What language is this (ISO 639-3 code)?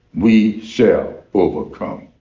eng